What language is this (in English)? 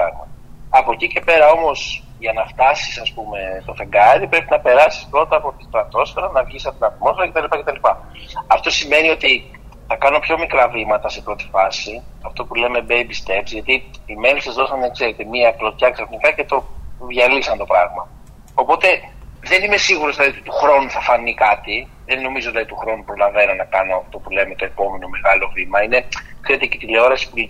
Greek